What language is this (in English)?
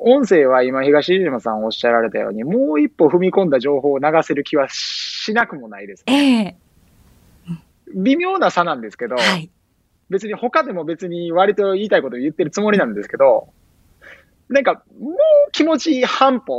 Japanese